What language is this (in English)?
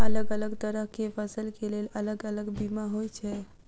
Maithili